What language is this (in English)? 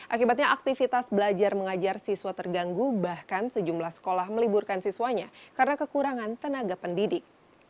Indonesian